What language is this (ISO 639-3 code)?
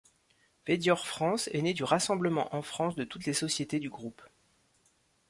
fra